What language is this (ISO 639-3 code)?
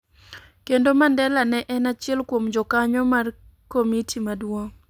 luo